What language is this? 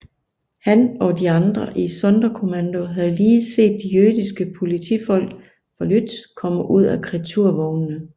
Danish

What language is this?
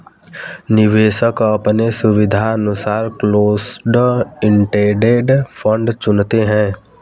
Hindi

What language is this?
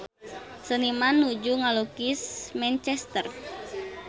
Sundanese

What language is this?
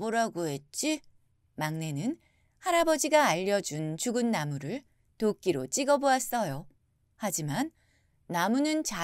Korean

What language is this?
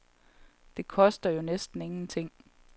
Danish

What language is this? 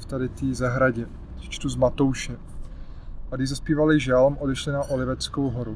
Czech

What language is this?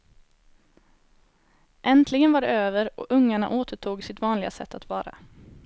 Swedish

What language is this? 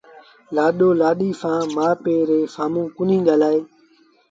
Sindhi Bhil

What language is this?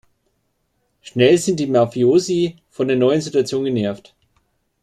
German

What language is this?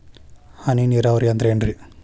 Kannada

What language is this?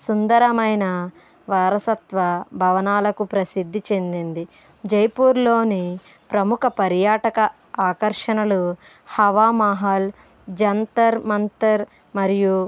Telugu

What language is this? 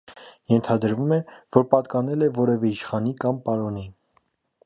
Armenian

